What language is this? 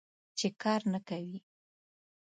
Pashto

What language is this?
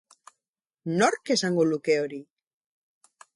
Basque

